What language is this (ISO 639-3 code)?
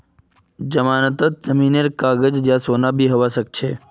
mag